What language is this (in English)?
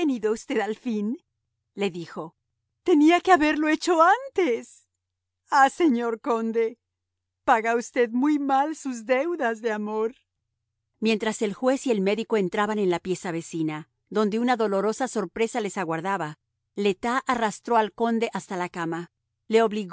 Spanish